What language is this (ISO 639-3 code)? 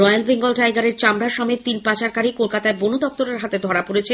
ben